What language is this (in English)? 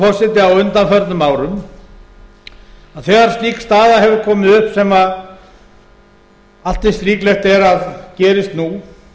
Icelandic